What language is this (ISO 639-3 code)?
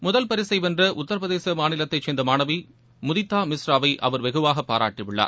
tam